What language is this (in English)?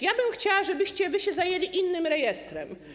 Polish